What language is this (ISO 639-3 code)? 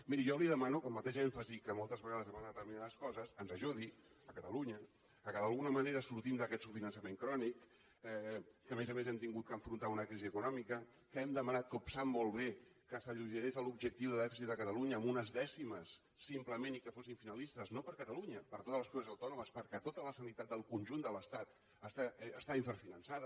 cat